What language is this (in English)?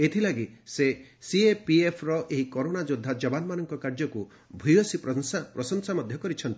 Odia